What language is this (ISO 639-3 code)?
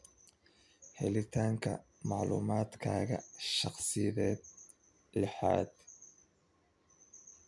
som